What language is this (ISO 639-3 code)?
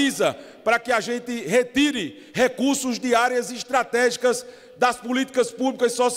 por